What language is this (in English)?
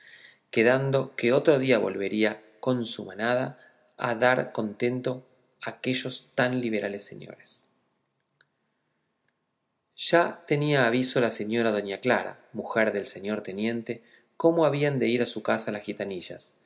Spanish